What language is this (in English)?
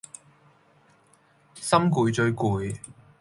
Cantonese